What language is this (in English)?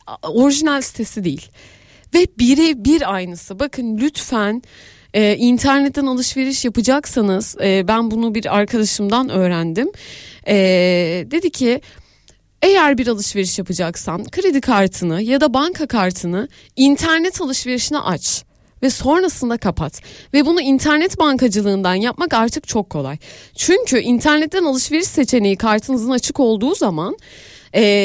Turkish